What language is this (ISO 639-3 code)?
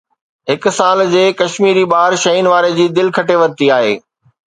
snd